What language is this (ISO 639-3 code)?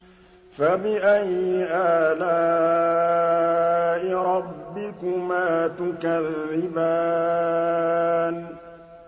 ara